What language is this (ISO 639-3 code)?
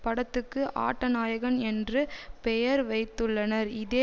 tam